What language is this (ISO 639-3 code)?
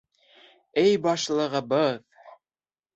bak